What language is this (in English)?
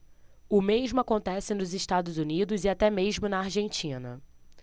Portuguese